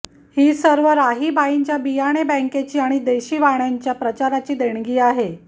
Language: Marathi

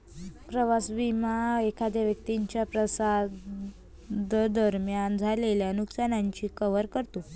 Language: Marathi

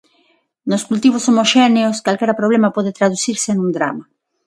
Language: Galician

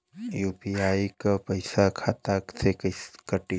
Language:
Bhojpuri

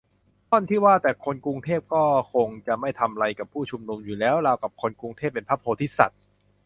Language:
Thai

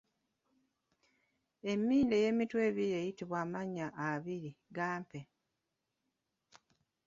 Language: Ganda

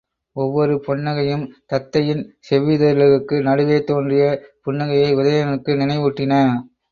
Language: Tamil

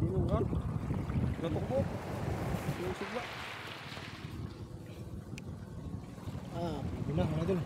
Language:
Thai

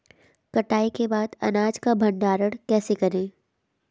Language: Hindi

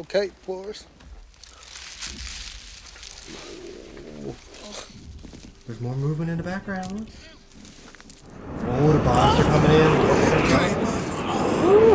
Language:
English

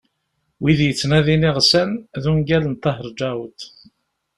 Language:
Kabyle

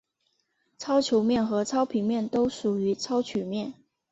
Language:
Chinese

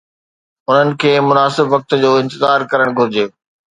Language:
Sindhi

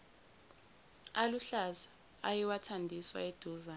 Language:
Zulu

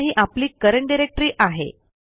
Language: Marathi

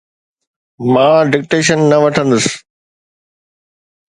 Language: Sindhi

